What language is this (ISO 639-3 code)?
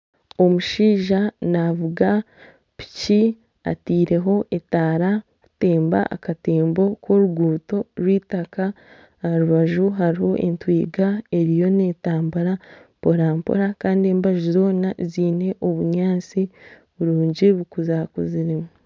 nyn